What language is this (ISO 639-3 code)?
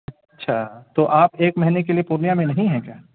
urd